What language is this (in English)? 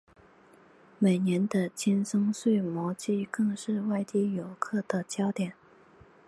Chinese